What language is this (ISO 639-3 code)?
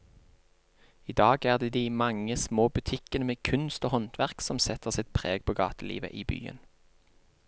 nor